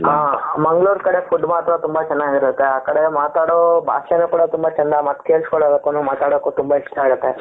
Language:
Kannada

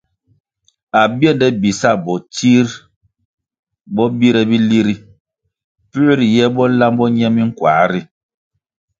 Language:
Kwasio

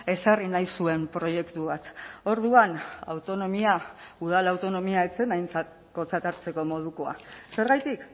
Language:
Basque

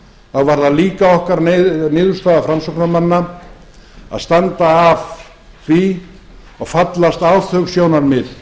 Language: Icelandic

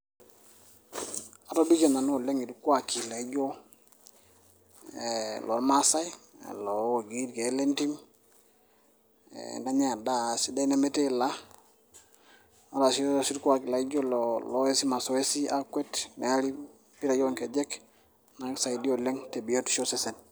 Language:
Masai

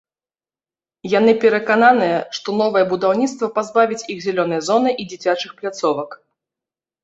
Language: Belarusian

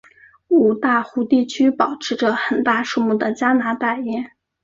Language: Chinese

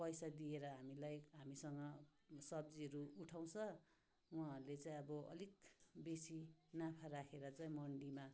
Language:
Nepali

